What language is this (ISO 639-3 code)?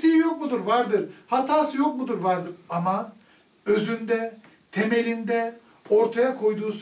tur